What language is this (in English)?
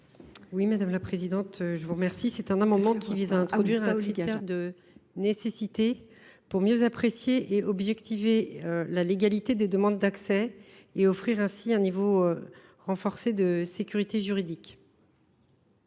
French